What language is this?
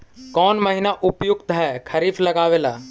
Magahi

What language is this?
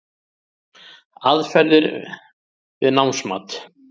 Icelandic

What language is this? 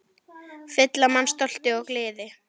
Icelandic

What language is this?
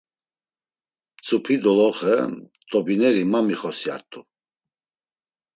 Laz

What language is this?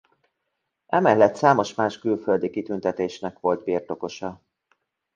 Hungarian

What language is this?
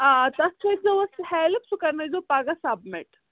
Kashmiri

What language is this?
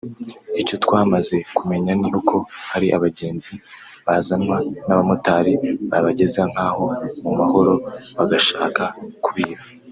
Kinyarwanda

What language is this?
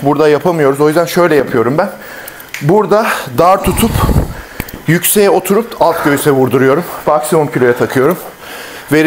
Turkish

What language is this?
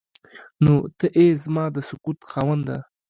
Pashto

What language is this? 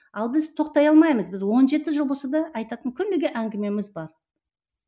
Kazakh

